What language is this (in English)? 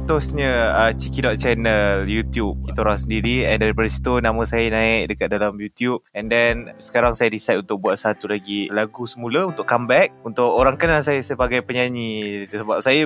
Malay